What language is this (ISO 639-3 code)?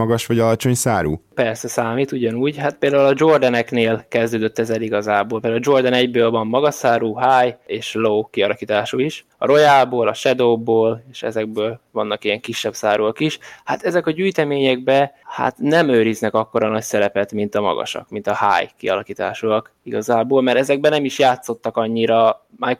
hun